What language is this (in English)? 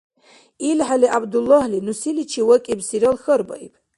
Dargwa